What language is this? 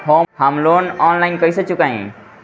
Bhojpuri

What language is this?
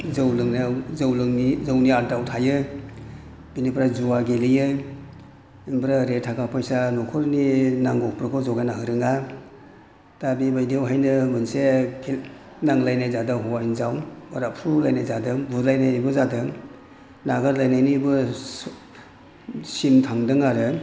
Bodo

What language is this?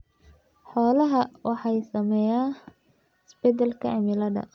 Somali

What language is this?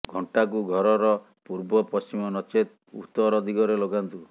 Odia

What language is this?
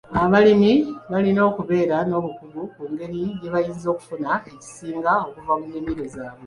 Ganda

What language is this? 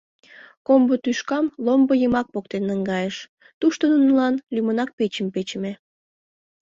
Mari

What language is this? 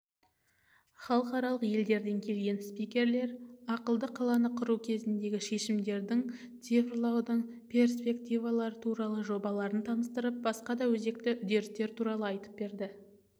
Kazakh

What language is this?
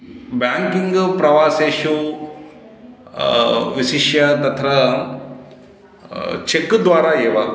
Sanskrit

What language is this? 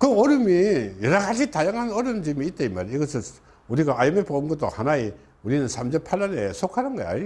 Korean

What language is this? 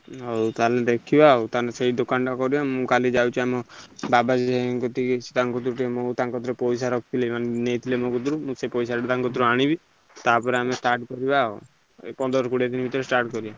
Odia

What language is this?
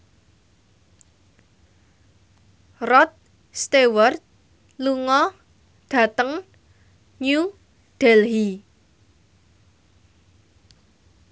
Javanese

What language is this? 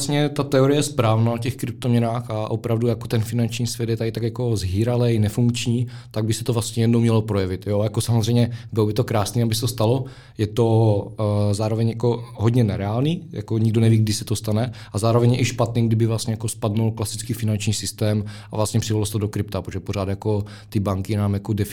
Czech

